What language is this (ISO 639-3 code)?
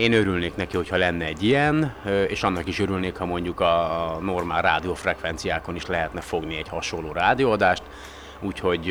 hun